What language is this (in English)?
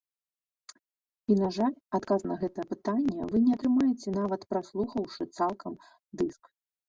Belarusian